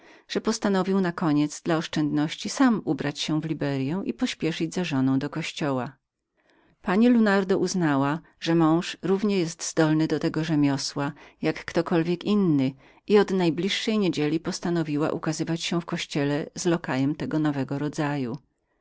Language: Polish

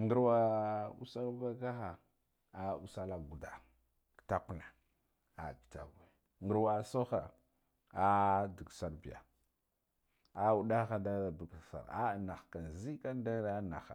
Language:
Guduf-Gava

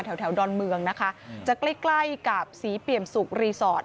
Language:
Thai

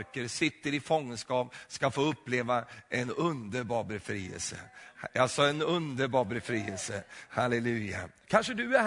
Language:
Swedish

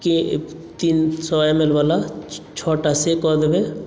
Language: Maithili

